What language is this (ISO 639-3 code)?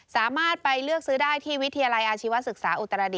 tha